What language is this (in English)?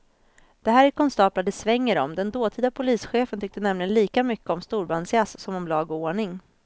Swedish